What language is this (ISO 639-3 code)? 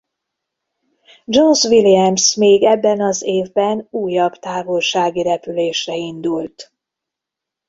hun